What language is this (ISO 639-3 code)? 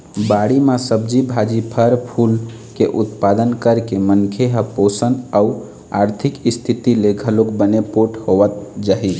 hne